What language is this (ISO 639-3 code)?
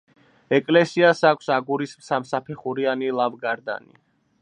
kat